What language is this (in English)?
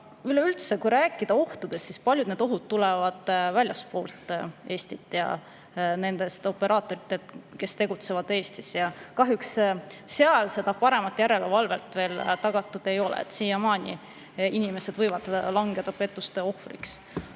Estonian